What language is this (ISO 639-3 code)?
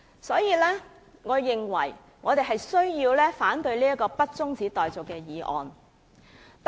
yue